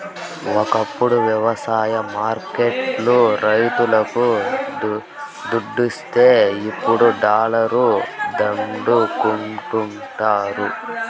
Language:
Telugu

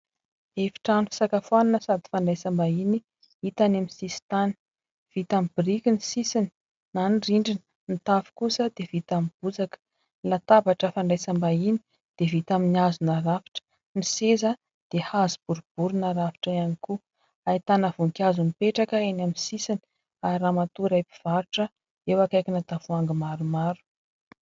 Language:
Malagasy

